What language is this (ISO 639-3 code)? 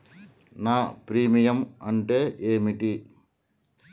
tel